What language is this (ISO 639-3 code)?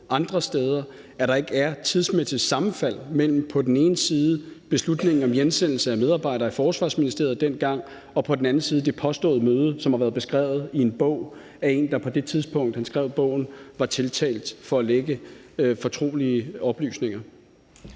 dan